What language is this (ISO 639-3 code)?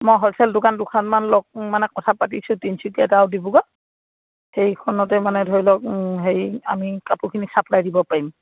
asm